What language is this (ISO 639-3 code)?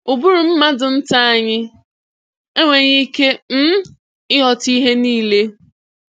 ibo